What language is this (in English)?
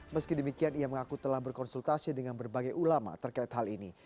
Indonesian